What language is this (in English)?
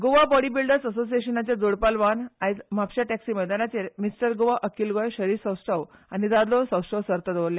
Konkani